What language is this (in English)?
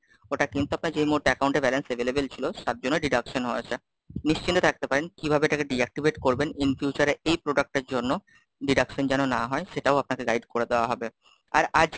Bangla